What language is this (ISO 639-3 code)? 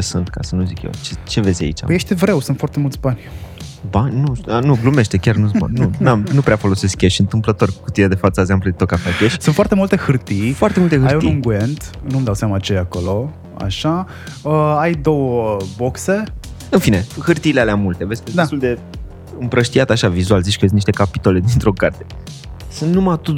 ron